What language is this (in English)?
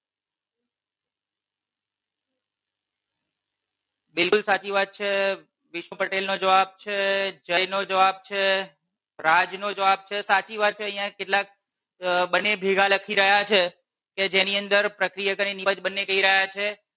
Gujarati